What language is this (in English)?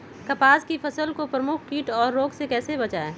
Magahi